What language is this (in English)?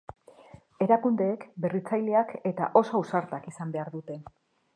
Basque